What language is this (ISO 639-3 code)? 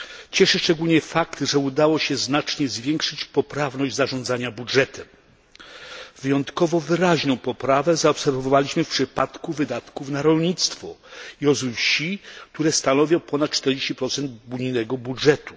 pol